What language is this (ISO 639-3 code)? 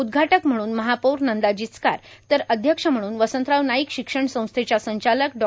mar